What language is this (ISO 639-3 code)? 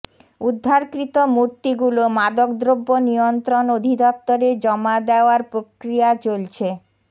ben